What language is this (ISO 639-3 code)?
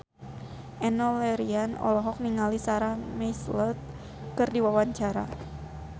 sun